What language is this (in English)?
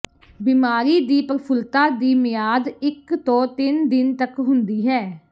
Punjabi